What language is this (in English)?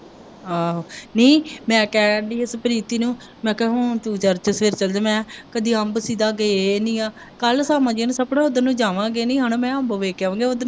Punjabi